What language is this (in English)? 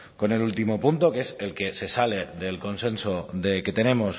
Spanish